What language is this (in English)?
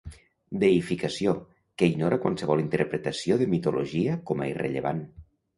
Catalan